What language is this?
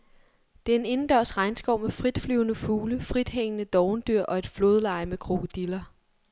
Danish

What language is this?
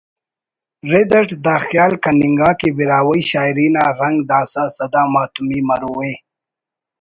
Brahui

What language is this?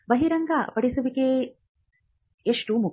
Kannada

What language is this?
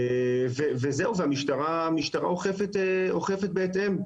Hebrew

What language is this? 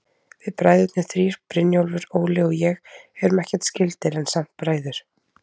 Icelandic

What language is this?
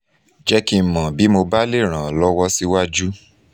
Yoruba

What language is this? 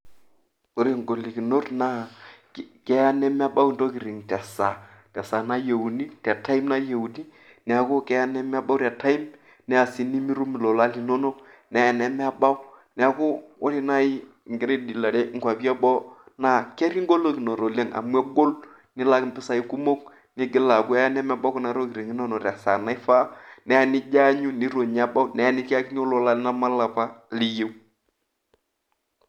Masai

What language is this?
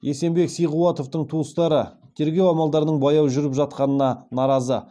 Kazakh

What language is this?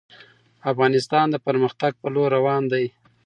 Pashto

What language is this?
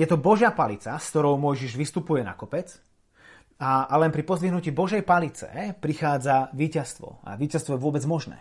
Slovak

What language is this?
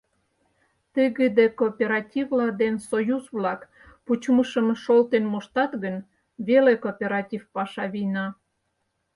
Mari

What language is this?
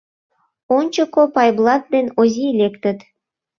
Mari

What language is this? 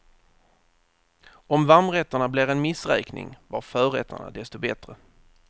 Swedish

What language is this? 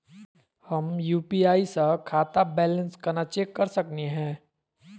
Magahi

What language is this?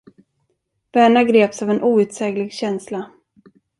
Swedish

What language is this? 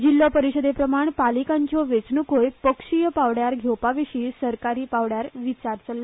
Konkani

